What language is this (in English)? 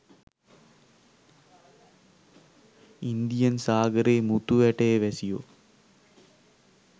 Sinhala